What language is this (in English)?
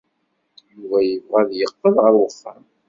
Kabyle